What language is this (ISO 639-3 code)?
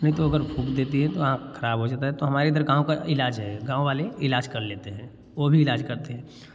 hin